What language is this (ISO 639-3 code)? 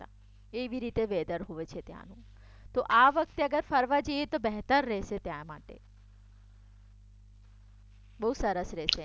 guj